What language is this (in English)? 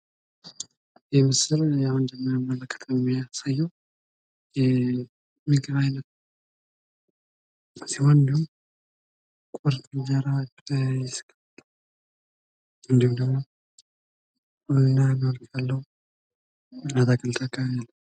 Amharic